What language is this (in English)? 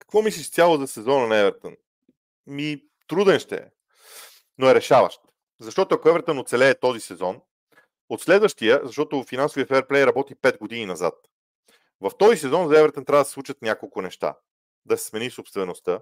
Bulgarian